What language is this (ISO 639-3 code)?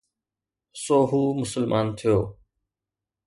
snd